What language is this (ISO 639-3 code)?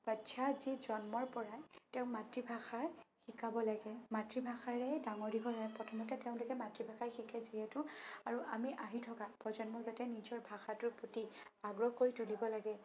asm